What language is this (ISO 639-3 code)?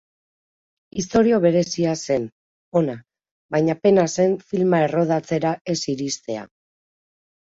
eus